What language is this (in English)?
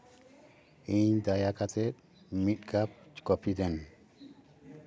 Santali